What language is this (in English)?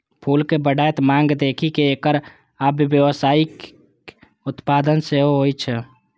Maithili